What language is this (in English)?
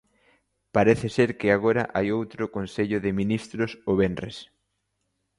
Galician